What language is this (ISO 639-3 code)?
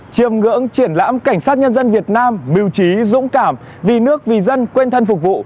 vie